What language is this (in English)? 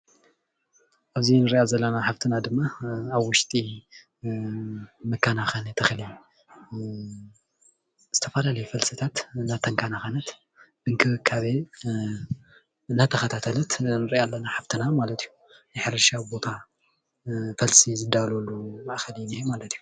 Tigrinya